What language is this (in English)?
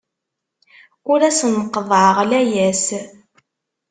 Kabyle